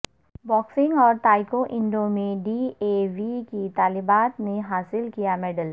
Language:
Urdu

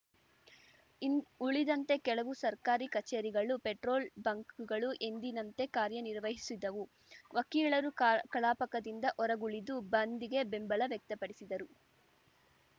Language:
Kannada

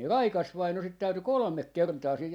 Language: Finnish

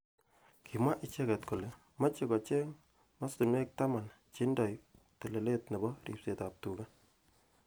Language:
Kalenjin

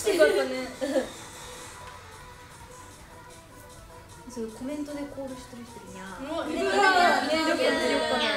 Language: Japanese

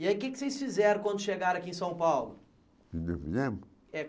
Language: Portuguese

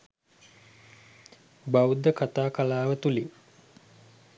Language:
Sinhala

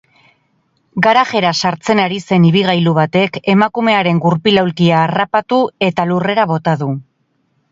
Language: Basque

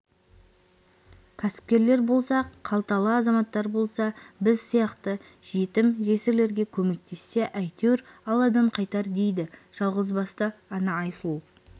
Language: Kazakh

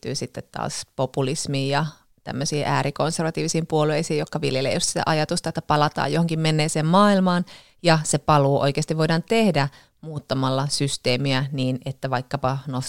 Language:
Finnish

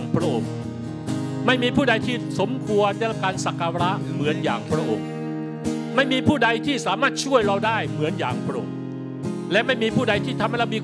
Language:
Thai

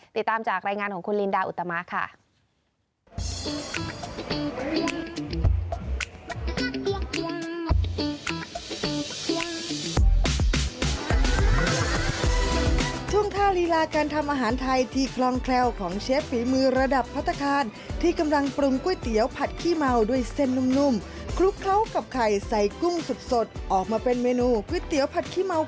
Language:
Thai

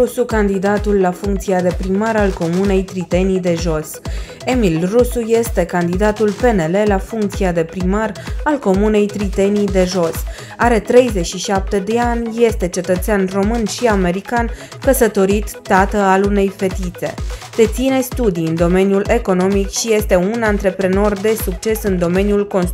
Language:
Romanian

